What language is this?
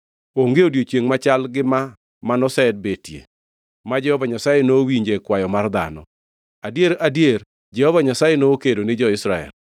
Luo (Kenya and Tanzania)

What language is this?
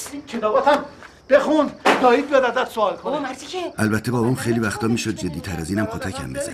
Persian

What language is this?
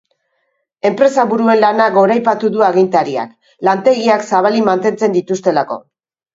Basque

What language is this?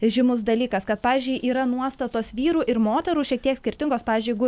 Lithuanian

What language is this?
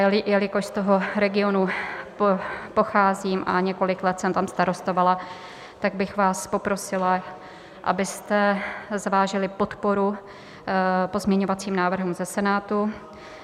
Czech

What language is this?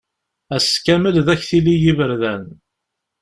Kabyle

